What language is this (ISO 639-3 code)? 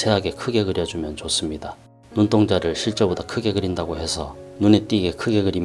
kor